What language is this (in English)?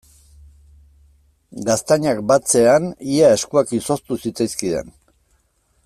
Basque